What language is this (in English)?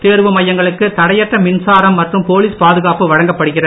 Tamil